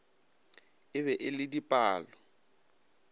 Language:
Northern Sotho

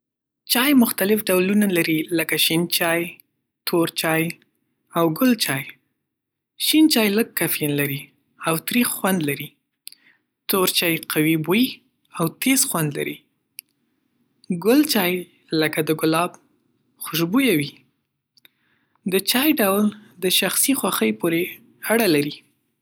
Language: Pashto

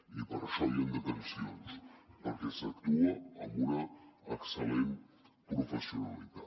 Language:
Catalan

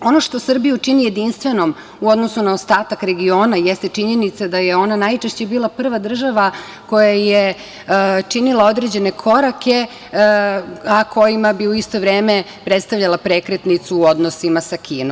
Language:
Serbian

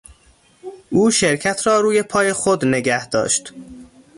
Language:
Persian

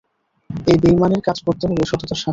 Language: Bangla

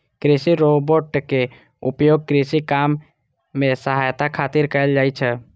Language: Maithili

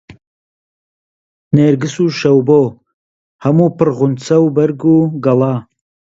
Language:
Central Kurdish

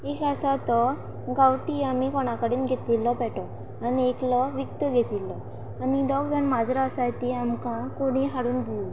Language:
Konkani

